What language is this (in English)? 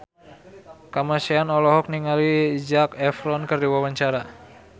Sundanese